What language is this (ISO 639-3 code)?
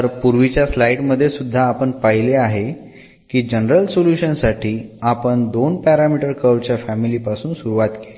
mar